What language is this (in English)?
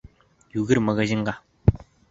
Bashkir